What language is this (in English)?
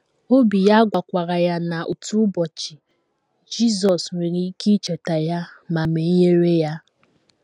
Igbo